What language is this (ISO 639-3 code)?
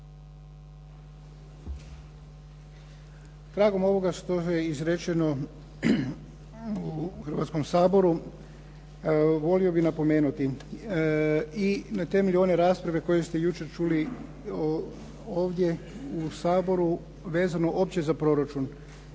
hrv